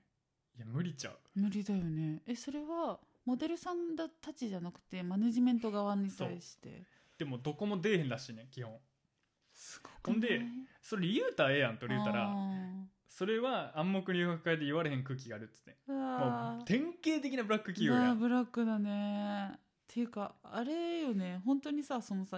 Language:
Japanese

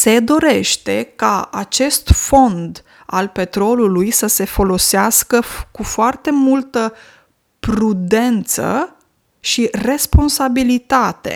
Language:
Romanian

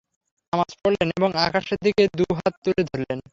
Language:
Bangla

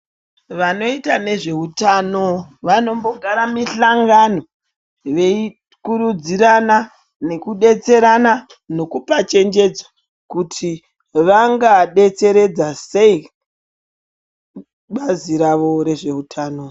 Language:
Ndau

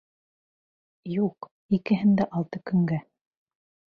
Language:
Bashkir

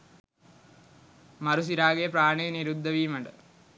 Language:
Sinhala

